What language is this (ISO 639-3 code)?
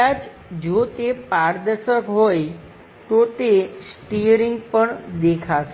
guj